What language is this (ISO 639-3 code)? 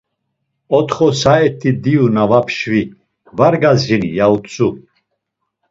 lzz